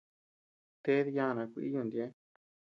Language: Tepeuxila Cuicatec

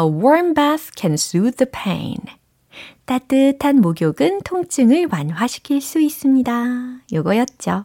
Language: Korean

